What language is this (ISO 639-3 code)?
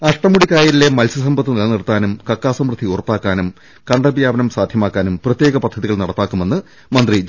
mal